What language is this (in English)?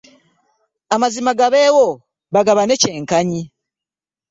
Ganda